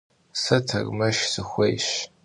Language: Kabardian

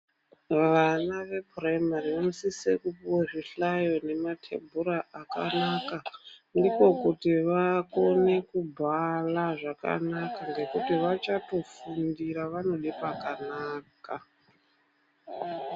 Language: Ndau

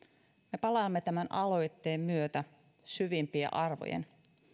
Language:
Finnish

